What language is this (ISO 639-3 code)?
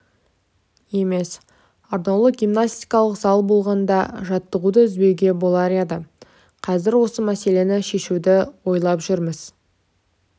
kaz